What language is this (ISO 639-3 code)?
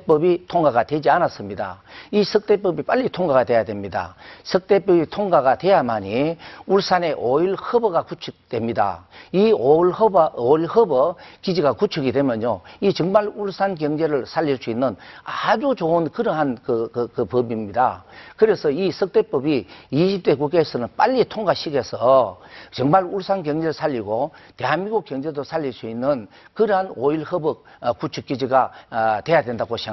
kor